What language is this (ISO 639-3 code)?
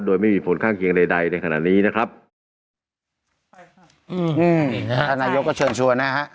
tha